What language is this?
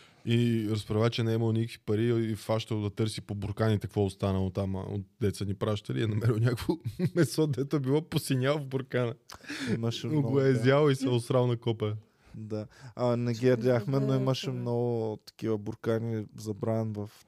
Bulgarian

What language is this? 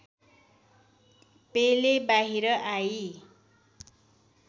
Nepali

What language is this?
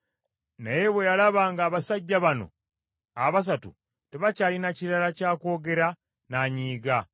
Ganda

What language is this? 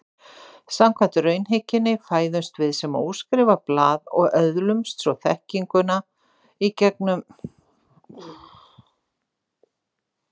Icelandic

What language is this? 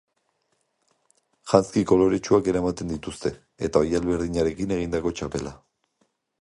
Basque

